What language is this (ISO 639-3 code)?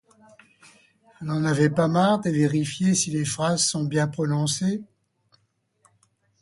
fra